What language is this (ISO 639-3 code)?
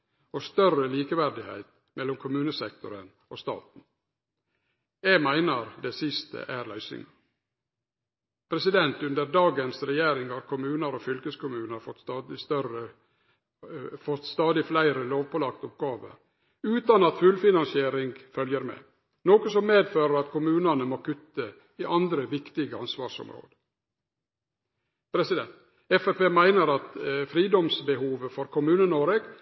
nno